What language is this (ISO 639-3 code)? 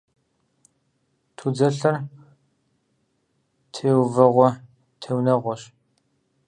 kbd